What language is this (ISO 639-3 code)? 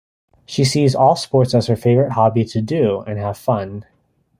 eng